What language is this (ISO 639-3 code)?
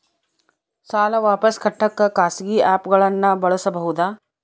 kan